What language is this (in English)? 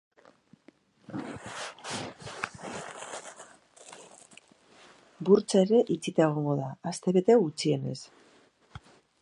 Basque